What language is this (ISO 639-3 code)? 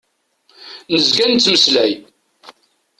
kab